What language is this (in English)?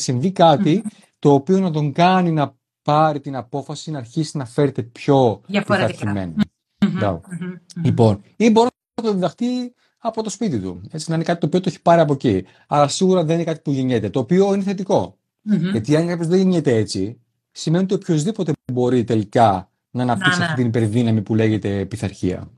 Greek